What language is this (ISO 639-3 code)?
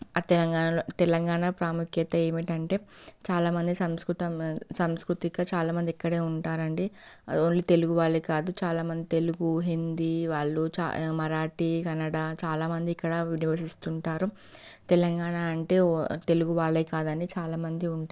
tel